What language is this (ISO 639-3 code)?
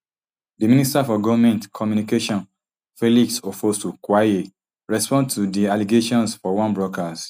pcm